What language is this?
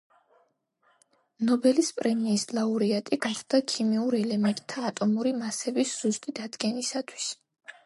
Georgian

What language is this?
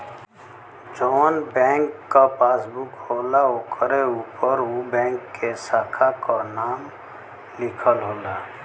Bhojpuri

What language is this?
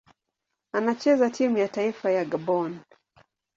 Swahili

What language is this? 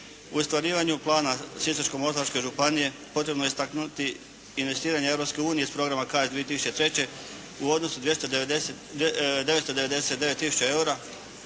Croatian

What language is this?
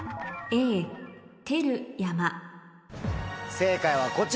Japanese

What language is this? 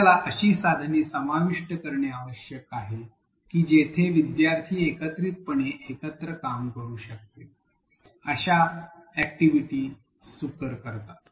Marathi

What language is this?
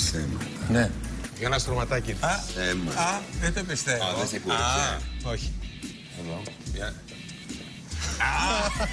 Greek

